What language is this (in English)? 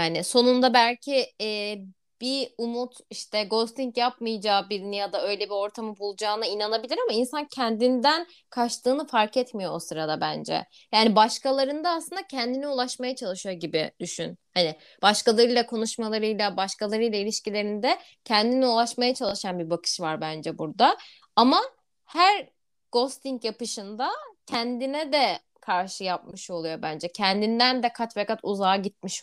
Turkish